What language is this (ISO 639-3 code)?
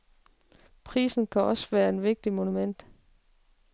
dan